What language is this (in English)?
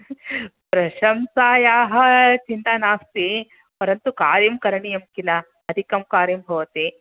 Sanskrit